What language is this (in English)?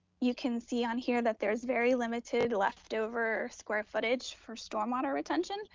English